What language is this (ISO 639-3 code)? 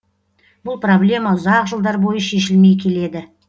kaz